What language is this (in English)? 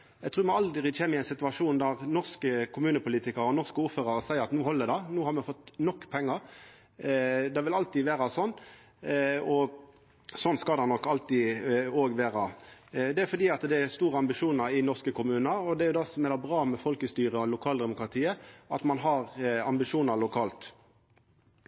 Norwegian Nynorsk